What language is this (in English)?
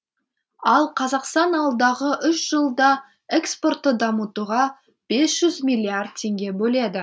Kazakh